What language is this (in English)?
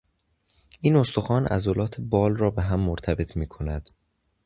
Persian